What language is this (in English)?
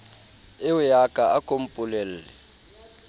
Southern Sotho